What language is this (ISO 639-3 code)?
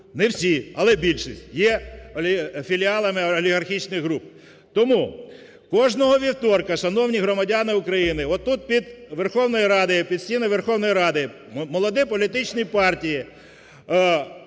ukr